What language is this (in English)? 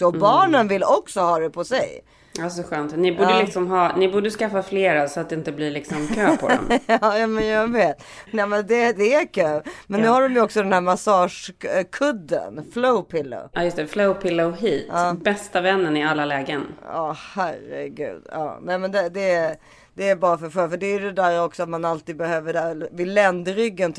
Swedish